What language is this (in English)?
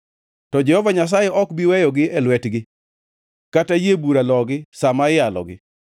Luo (Kenya and Tanzania)